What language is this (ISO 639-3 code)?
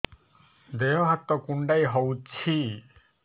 ori